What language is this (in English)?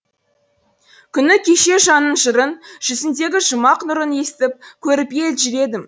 Kazakh